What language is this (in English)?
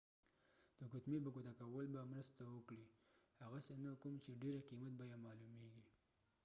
Pashto